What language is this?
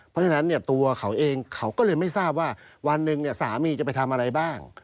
Thai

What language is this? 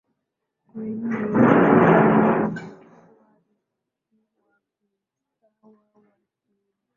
Swahili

